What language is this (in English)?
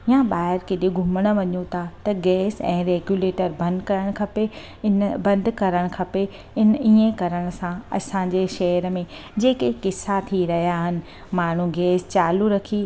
Sindhi